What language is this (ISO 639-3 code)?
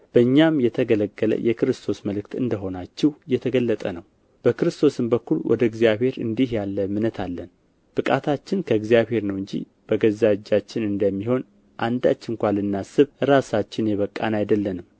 amh